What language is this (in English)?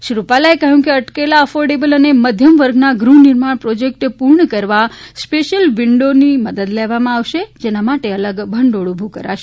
Gujarati